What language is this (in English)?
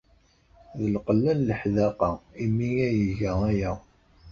Kabyle